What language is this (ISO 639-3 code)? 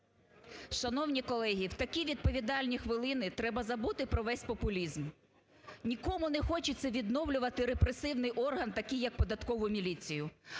ukr